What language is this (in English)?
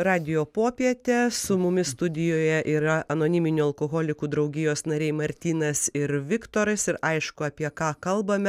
Lithuanian